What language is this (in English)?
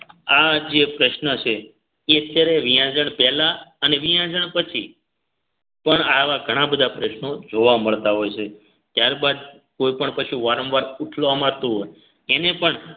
Gujarati